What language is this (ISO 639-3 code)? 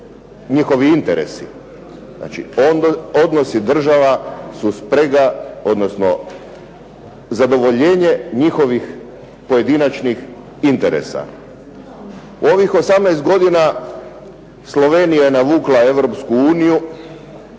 hrv